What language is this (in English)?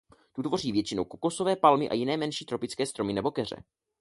Czech